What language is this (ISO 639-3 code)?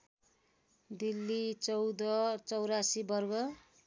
nep